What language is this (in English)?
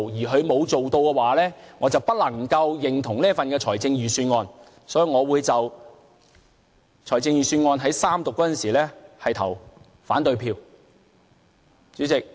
Cantonese